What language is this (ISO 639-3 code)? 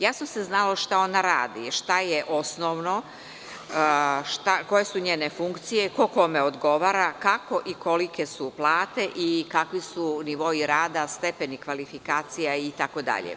srp